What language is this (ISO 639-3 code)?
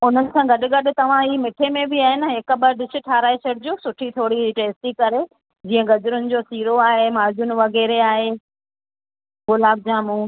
snd